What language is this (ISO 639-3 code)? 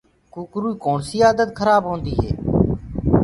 ggg